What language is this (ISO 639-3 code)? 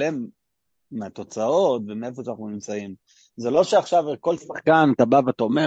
heb